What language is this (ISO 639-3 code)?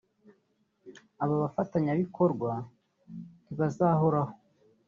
kin